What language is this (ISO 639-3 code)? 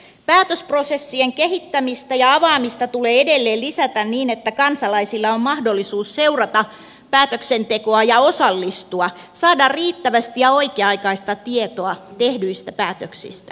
fin